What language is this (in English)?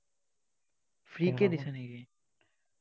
Assamese